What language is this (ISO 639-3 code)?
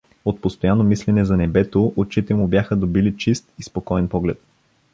bul